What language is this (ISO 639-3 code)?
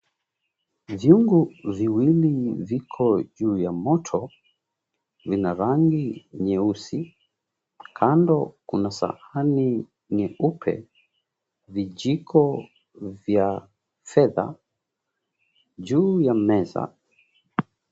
swa